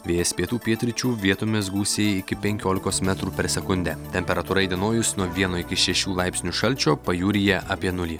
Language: Lithuanian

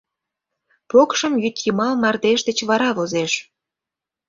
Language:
Mari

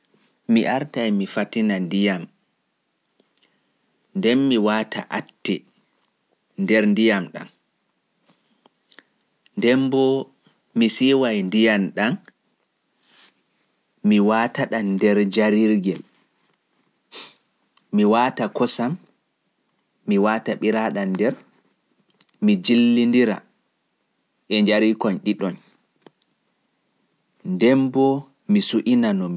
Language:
Pular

